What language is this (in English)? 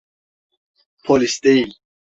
Turkish